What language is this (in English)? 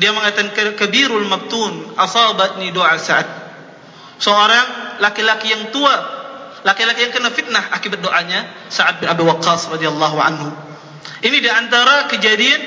Malay